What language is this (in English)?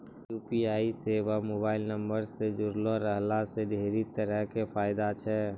Maithili